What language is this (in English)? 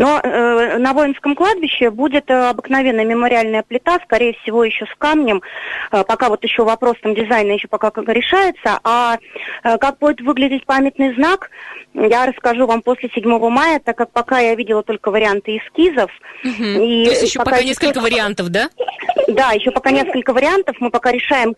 Russian